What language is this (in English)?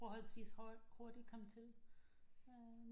Danish